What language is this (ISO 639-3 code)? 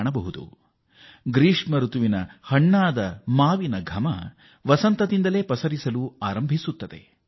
kan